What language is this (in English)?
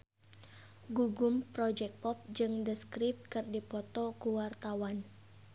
Sundanese